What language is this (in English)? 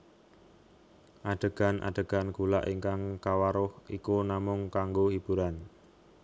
Javanese